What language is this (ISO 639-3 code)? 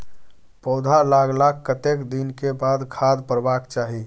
mai